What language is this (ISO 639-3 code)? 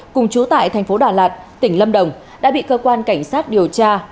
vie